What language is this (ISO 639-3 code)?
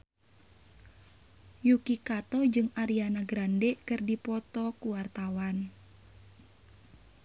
sun